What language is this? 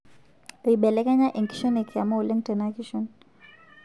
Masai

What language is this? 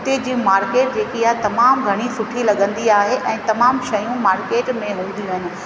Sindhi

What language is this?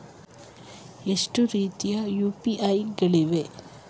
Kannada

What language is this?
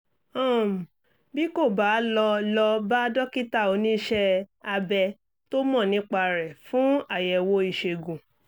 Yoruba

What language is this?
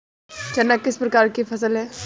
Hindi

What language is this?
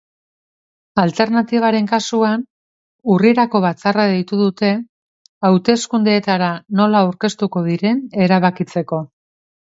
Basque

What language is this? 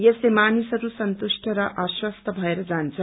Nepali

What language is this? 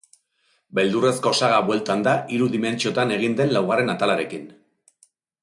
Basque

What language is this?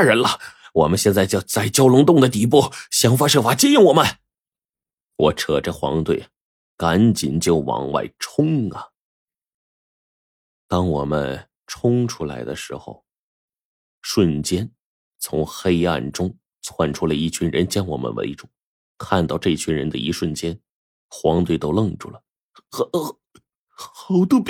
Chinese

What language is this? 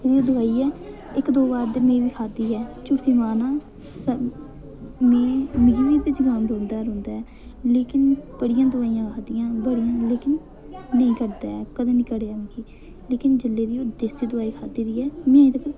Dogri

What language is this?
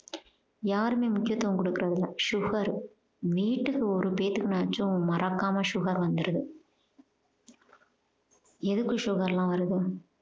Tamil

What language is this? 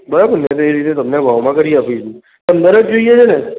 Gujarati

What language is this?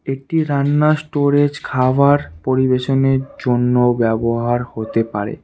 Bangla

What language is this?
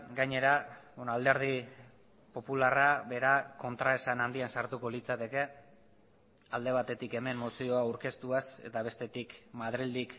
Basque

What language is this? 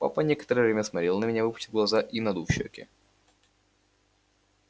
Russian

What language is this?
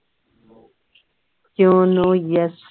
Punjabi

